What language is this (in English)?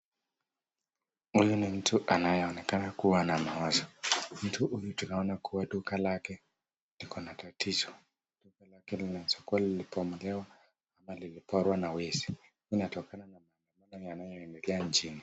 Swahili